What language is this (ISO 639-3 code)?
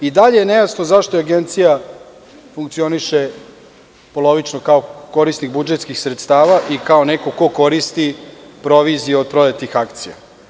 srp